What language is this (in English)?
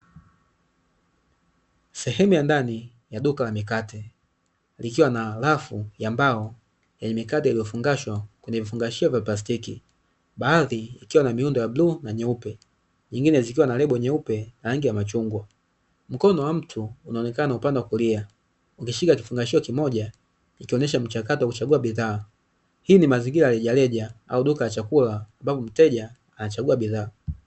Swahili